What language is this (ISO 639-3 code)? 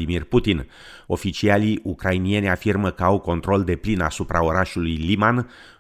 ron